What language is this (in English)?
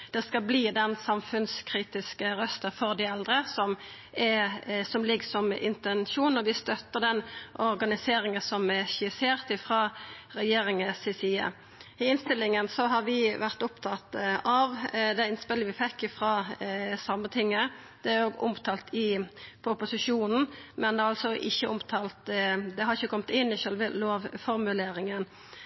Norwegian Nynorsk